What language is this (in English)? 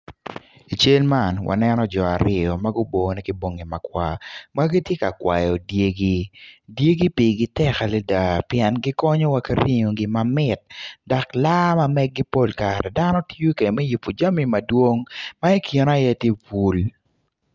Acoli